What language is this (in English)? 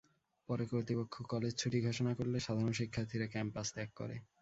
Bangla